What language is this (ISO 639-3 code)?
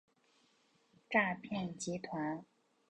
zho